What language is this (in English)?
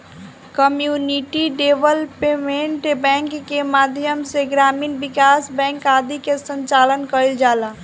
Bhojpuri